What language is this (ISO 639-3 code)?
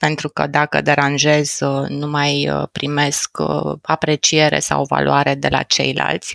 ron